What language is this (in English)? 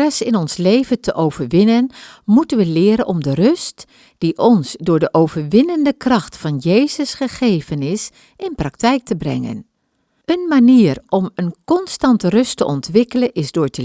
Dutch